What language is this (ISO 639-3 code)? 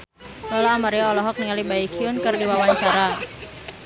sun